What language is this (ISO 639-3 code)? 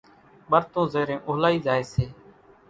gjk